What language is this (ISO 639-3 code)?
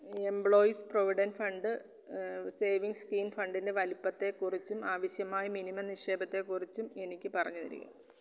mal